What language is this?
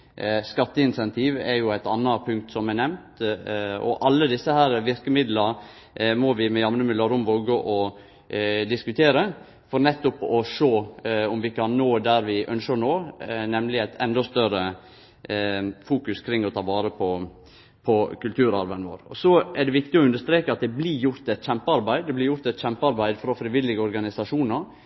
Norwegian Nynorsk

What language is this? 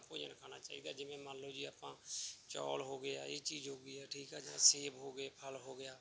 Punjabi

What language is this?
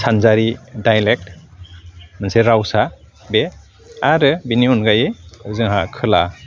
Bodo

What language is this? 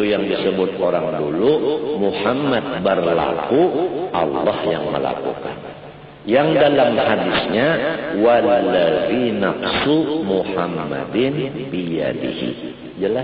Indonesian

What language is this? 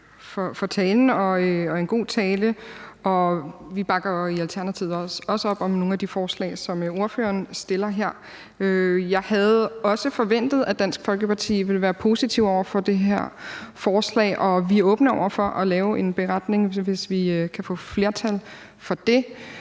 Danish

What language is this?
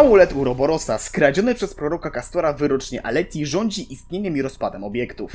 Polish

